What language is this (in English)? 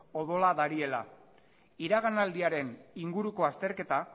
Basque